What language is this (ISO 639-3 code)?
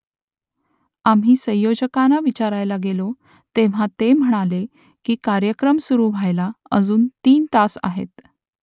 mar